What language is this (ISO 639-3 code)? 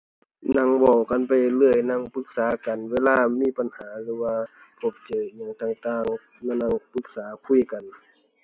tha